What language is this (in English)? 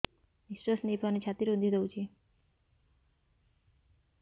Odia